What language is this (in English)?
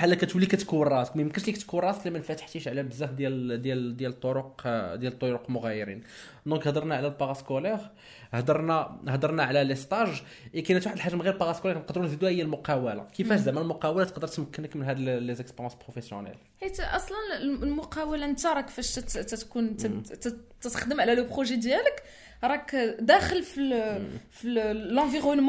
Arabic